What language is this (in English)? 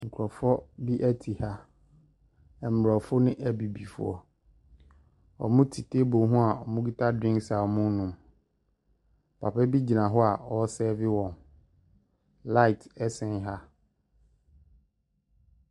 Akan